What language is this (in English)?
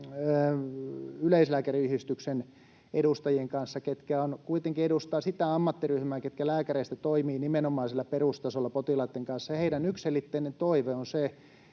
Finnish